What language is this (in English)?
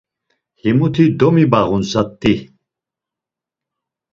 Laz